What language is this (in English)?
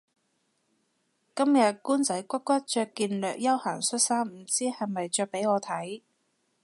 Cantonese